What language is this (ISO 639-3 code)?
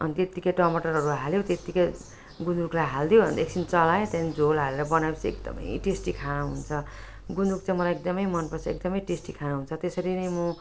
nep